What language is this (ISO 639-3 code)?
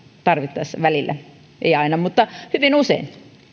fin